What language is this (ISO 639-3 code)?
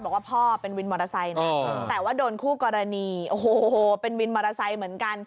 tha